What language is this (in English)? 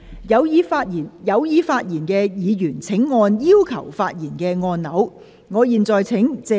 Cantonese